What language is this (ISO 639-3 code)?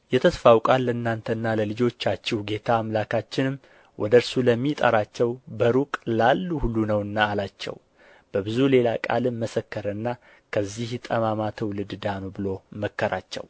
amh